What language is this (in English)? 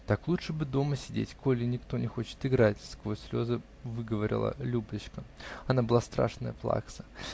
Russian